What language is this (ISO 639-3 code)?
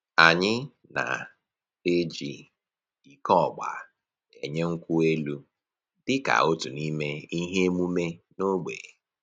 ibo